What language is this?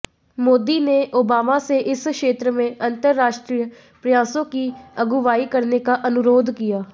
Hindi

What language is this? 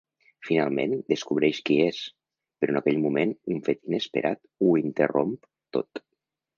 Catalan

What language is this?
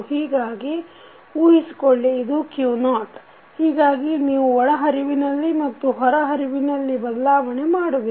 Kannada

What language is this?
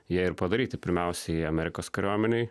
Lithuanian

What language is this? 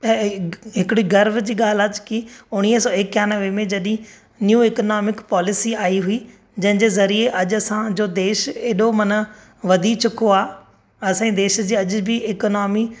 Sindhi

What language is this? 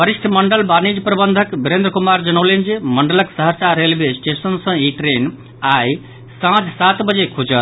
Maithili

